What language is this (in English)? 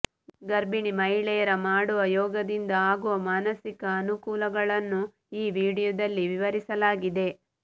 Kannada